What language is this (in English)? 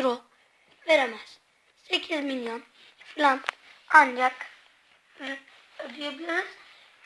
Turkish